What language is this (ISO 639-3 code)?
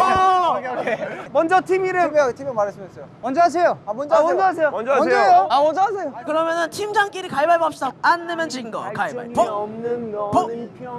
kor